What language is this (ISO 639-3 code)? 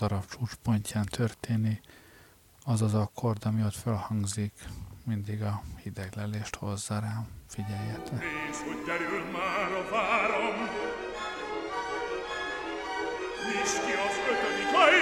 hun